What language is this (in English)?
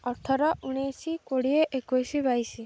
Odia